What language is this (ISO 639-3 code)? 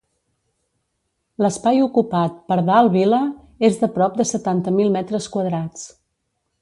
cat